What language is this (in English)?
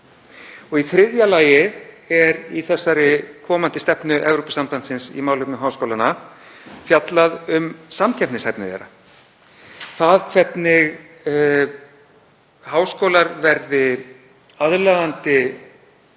Icelandic